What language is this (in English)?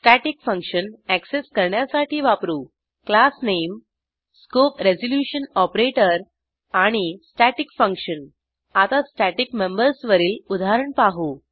Marathi